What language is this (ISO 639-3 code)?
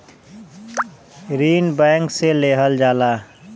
bho